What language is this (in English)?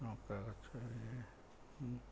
Odia